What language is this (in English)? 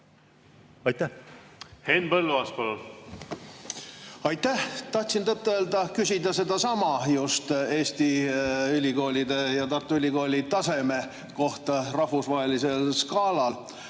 Estonian